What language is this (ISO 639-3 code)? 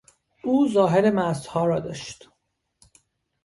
fas